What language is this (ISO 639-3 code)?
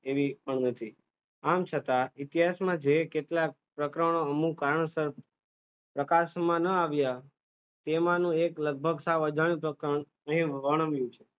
guj